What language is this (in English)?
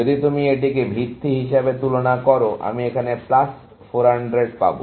Bangla